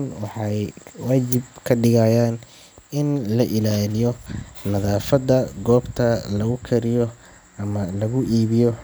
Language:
Somali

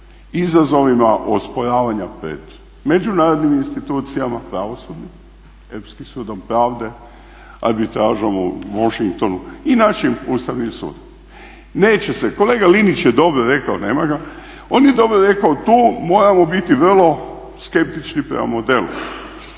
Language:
Croatian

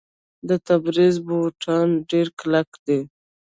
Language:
Pashto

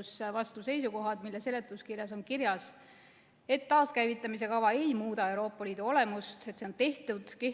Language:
Estonian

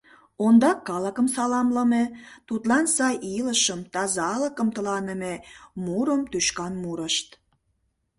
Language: Mari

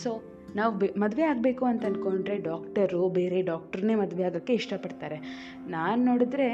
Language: Kannada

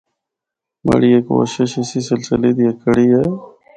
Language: Northern Hindko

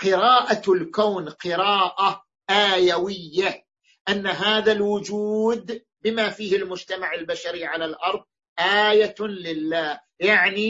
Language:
Arabic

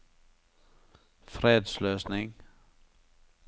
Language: Norwegian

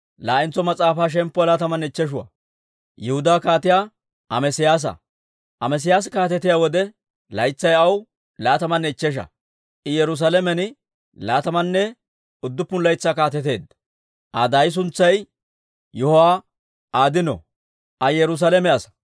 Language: Dawro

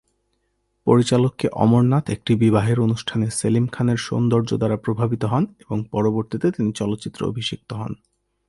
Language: Bangla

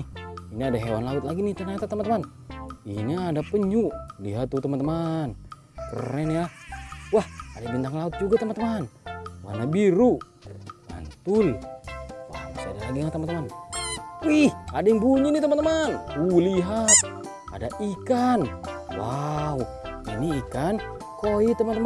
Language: Indonesian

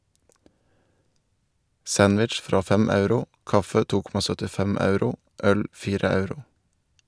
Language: Norwegian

